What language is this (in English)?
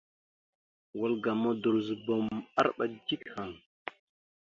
Mada (Cameroon)